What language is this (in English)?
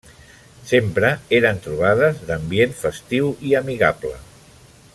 Catalan